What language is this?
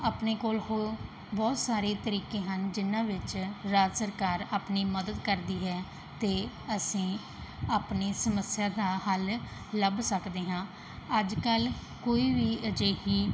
Punjabi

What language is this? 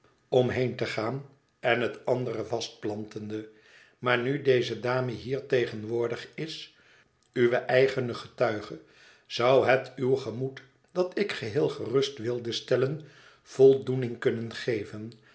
Dutch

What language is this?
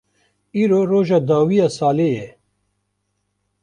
Kurdish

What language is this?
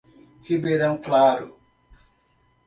Portuguese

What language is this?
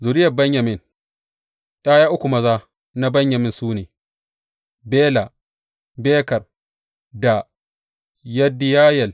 Hausa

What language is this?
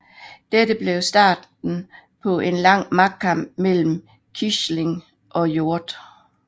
Danish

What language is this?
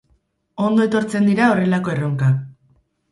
Basque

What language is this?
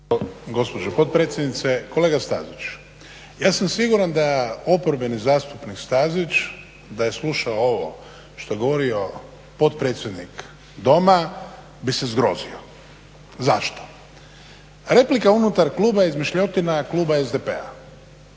Croatian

